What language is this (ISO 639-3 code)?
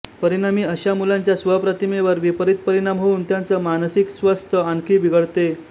mar